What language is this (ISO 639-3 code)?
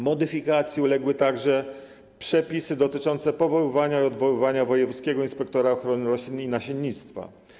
pol